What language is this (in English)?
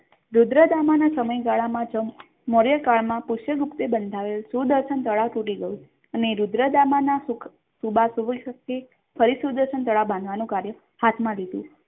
Gujarati